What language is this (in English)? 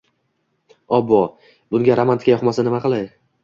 Uzbek